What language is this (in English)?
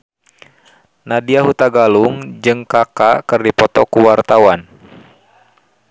Sundanese